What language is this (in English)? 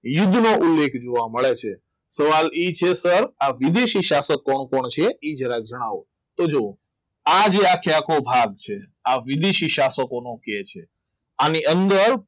Gujarati